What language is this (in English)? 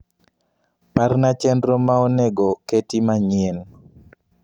Luo (Kenya and Tanzania)